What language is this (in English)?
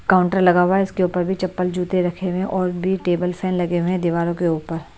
Hindi